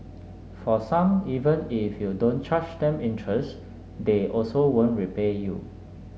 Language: English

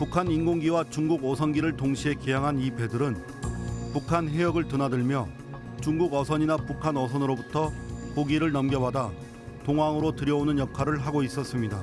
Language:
Korean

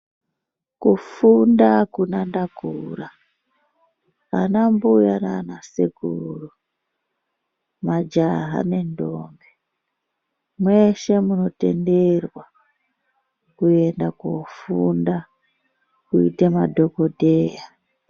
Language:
Ndau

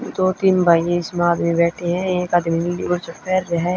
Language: Haryanvi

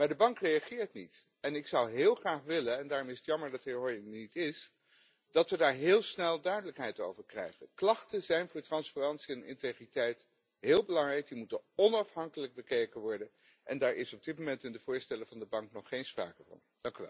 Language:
Dutch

